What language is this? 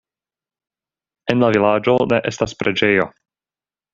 Esperanto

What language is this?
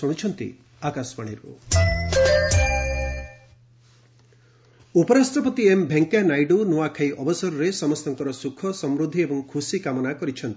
Odia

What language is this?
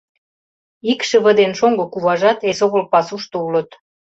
Mari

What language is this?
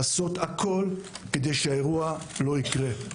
Hebrew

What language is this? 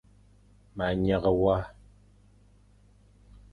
Fang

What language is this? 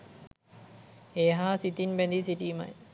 Sinhala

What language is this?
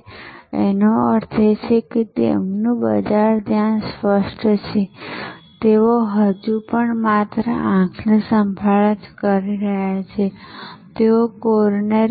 Gujarati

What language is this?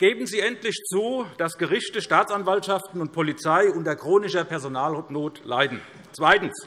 German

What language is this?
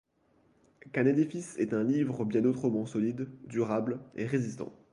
French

